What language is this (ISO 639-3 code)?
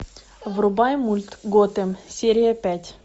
rus